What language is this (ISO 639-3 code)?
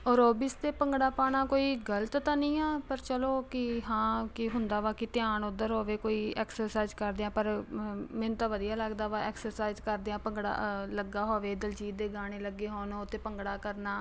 pan